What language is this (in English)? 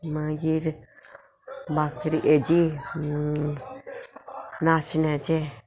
Konkani